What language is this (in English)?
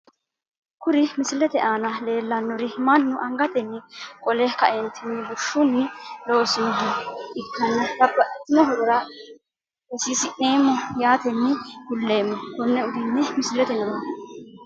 Sidamo